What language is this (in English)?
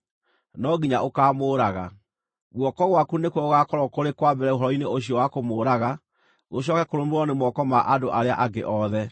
Kikuyu